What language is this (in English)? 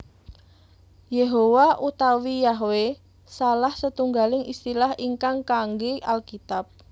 Javanese